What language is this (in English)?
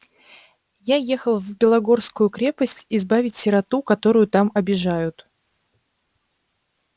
Russian